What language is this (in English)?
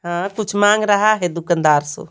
Hindi